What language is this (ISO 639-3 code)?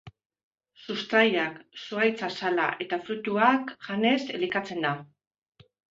eus